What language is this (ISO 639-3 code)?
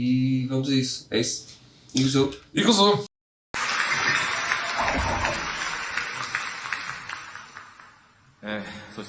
por